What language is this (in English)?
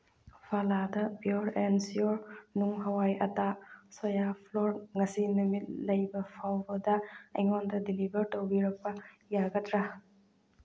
Manipuri